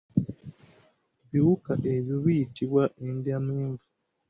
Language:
Ganda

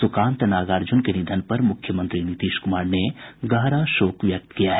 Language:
Hindi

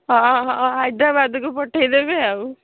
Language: Odia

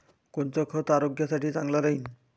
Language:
Marathi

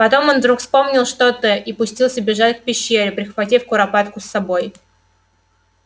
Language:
Russian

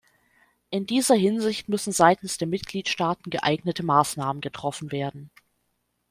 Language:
German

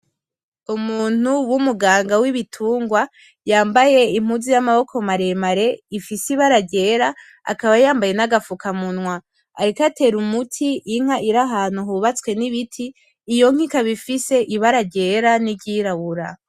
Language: Rundi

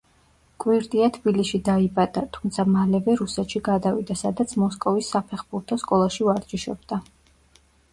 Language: Georgian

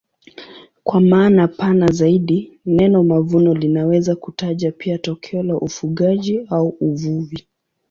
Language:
Swahili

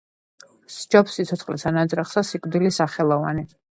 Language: Georgian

